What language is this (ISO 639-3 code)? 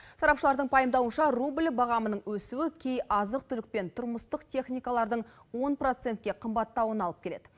kaz